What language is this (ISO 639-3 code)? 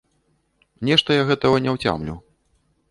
bel